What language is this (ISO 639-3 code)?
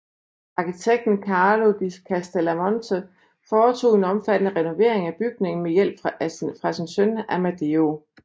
dan